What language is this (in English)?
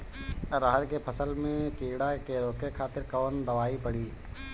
Bhojpuri